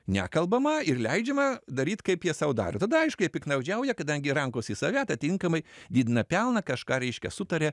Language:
Lithuanian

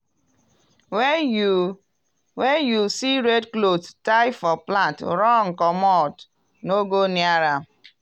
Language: Nigerian Pidgin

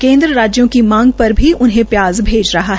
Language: Hindi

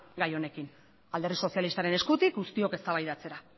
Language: Basque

